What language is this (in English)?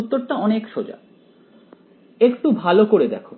Bangla